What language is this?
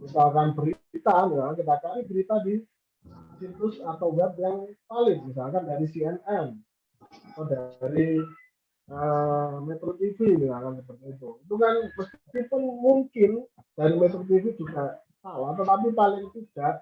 Indonesian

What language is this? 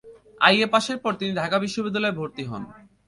Bangla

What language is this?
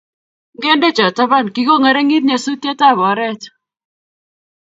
Kalenjin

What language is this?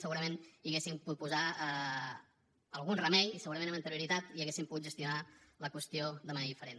Catalan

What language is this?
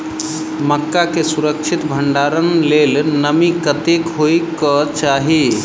Maithili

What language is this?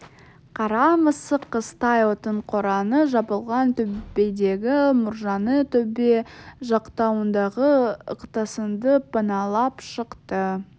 Kazakh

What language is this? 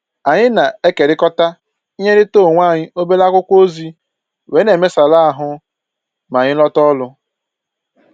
Igbo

